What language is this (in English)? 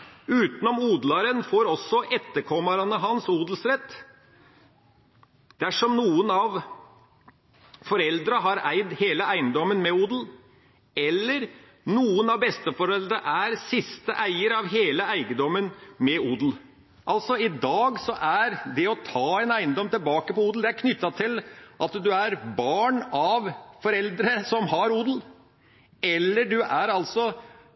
Norwegian Bokmål